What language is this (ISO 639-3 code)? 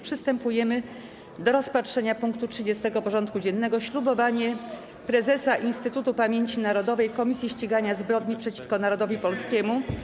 pol